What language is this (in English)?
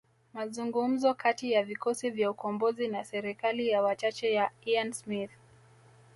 Swahili